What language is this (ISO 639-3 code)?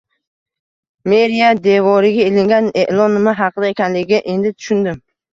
uzb